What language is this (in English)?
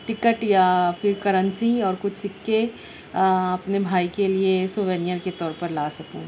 Urdu